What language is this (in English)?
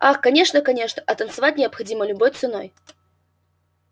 Russian